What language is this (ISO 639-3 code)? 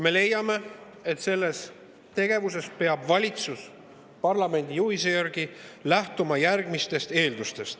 est